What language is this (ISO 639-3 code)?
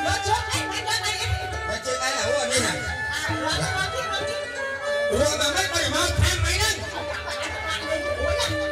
vie